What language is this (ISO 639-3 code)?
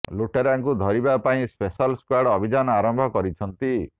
ori